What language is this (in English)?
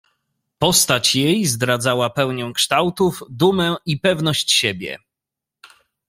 Polish